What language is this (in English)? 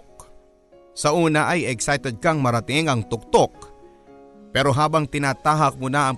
Filipino